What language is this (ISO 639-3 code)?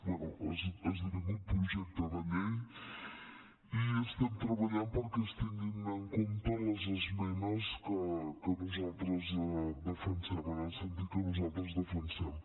cat